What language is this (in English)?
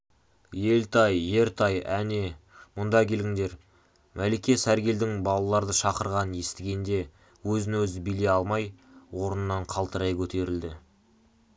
Kazakh